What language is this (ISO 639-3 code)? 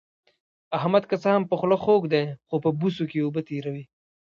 pus